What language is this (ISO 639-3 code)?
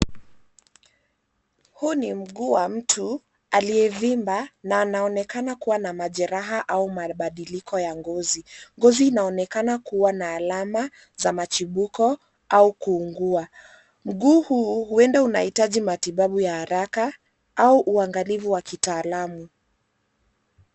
swa